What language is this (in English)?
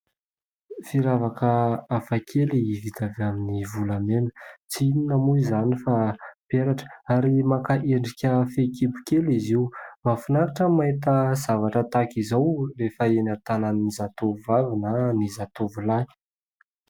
Malagasy